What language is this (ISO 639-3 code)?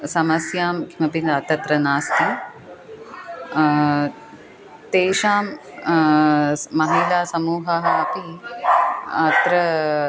san